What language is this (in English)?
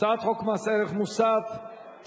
Hebrew